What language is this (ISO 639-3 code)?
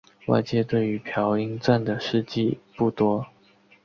zho